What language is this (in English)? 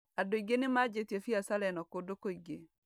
Kikuyu